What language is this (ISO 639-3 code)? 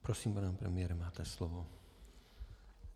ces